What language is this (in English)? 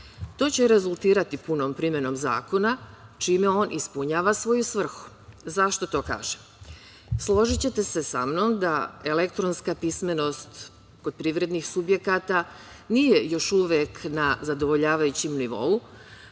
Serbian